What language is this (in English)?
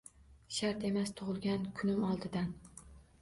Uzbek